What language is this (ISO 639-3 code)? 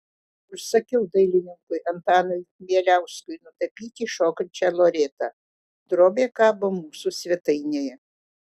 lit